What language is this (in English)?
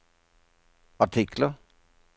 Norwegian